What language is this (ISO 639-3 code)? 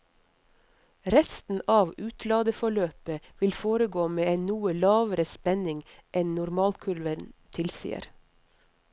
nor